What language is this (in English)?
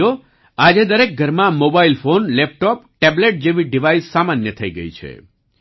Gujarati